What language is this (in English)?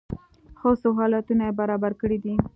Pashto